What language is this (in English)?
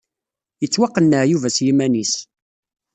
Kabyle